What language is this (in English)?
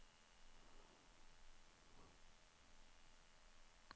Norwegian